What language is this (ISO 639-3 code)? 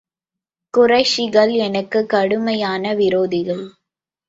tam